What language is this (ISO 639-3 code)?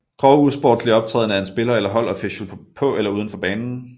dan